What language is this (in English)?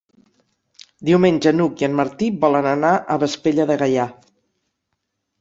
Catalan